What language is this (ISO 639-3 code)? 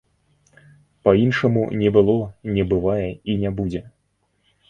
bel